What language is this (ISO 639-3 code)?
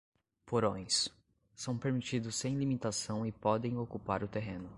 por